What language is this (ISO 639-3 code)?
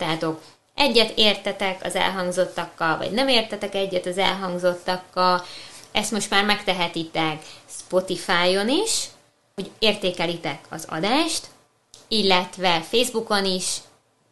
hun